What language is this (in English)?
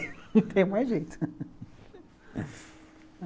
Portuguese